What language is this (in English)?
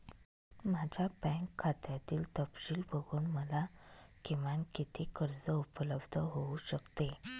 Marathi